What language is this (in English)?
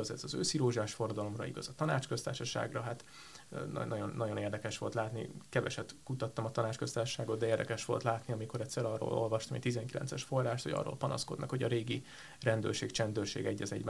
Hungarian